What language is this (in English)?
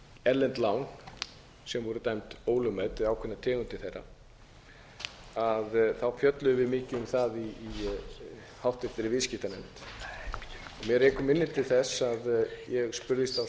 Icelandic